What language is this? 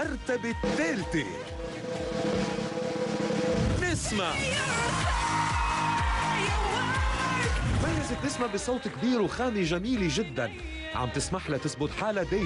Arabic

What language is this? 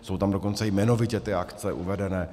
Czech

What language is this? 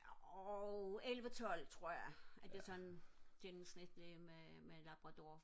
Danish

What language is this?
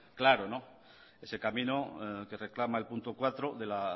Spanish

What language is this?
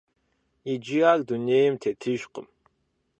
Kabardian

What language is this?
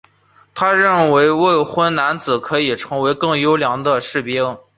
Chinese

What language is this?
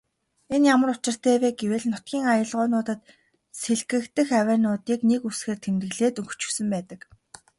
Mongolian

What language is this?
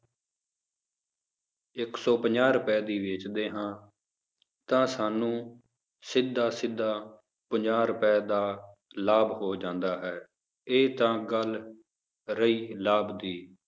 Punjabi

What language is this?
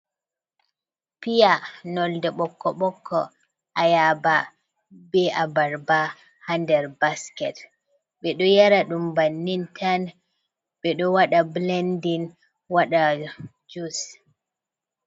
Fula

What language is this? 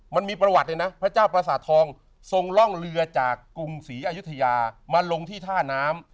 Thai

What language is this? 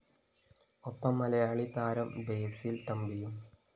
Malayalam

